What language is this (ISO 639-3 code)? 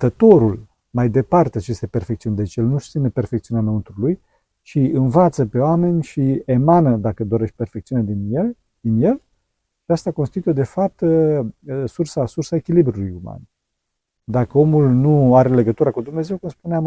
ron